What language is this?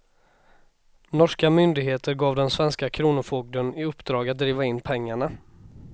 Swedish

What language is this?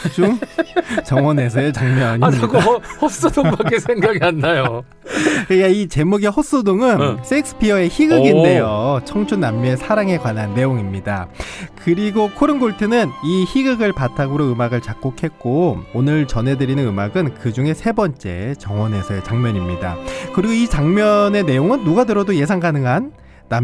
Korean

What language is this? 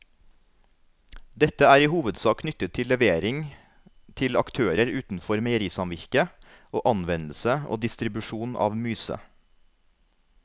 Norwegian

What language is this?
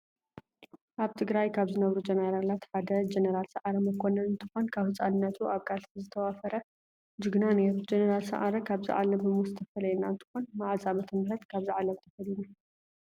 Tigrinya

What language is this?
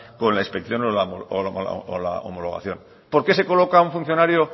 Spanish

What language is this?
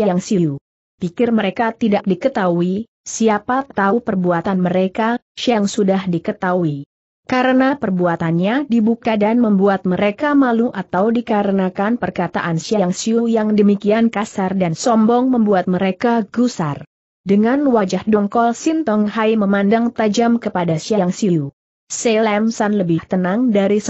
Indonesian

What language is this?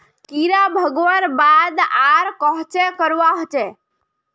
Magahi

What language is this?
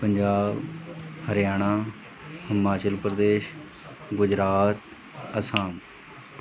Punjabi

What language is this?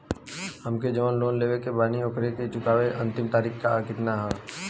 Bhojpuri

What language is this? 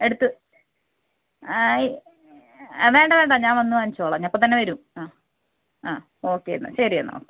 Malayalam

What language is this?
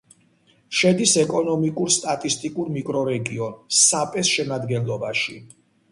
Georgian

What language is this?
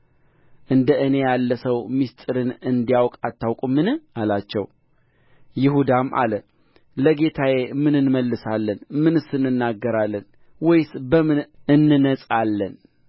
Amharic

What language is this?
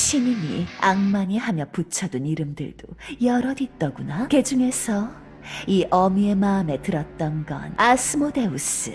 Korean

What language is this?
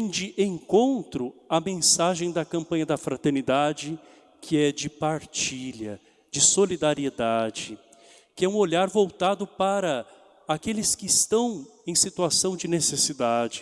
Portuguese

